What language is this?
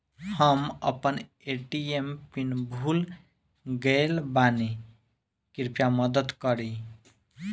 Bhojpuri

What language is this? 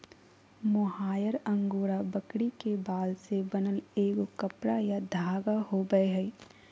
Magahi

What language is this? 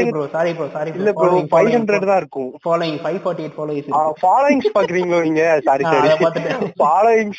Tamil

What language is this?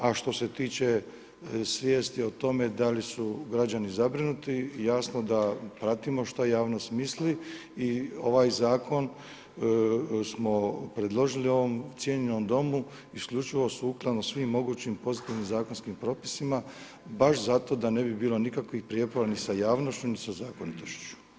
Croatian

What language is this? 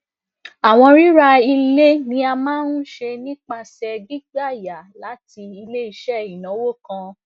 Yoruba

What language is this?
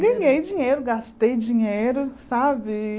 Portuguese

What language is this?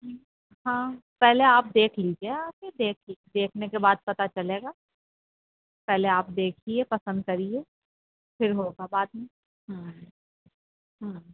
Urdu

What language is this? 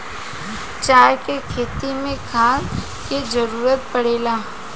Bhojpuri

